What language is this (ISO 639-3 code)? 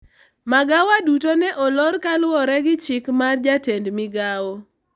luo